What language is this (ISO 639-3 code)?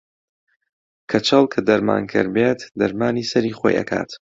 ckb